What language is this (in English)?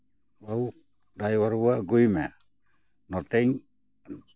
Santali